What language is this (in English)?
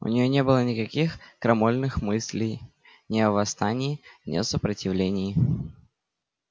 Russian